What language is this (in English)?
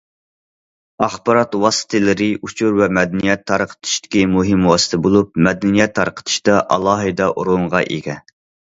Uyghur